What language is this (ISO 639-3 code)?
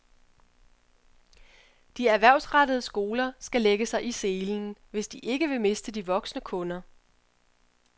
dan